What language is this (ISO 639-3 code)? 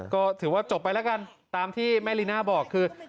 tha